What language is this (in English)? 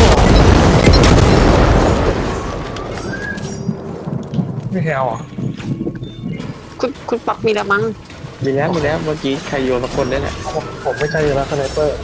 Thai